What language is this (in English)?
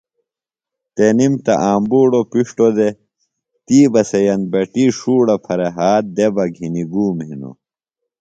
Phalura